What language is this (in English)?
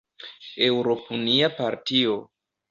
Esperanto